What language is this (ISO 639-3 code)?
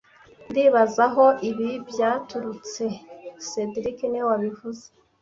kin